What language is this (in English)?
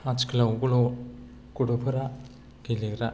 Bodo